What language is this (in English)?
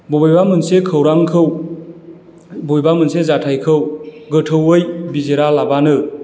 Bodo